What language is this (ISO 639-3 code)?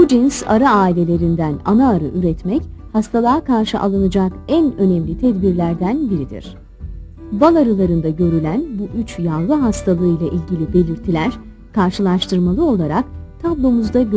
tur